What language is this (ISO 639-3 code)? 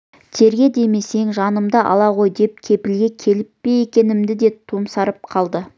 kaz